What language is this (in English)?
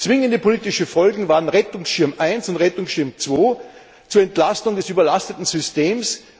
German